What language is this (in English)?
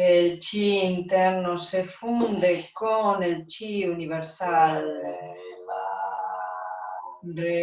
Spanish